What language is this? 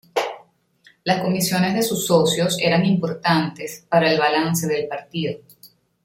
Spanish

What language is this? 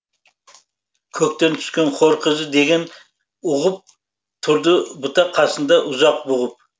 Kazakh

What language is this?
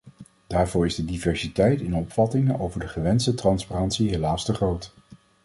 Dutch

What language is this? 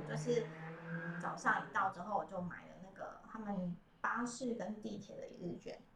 Chinese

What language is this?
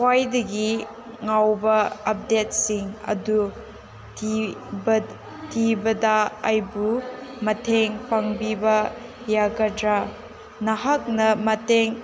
Manipuri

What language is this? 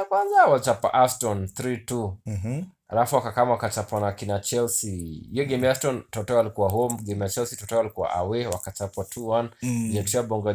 Swahili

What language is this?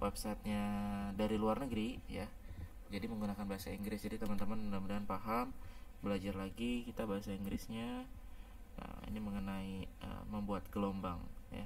Indonesian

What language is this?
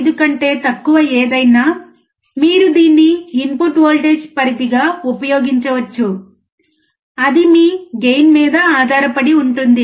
Telugu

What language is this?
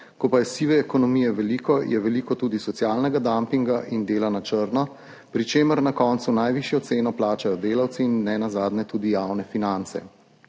Slovenian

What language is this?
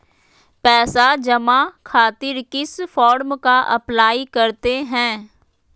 Magahi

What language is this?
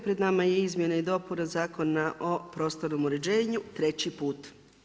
Croatian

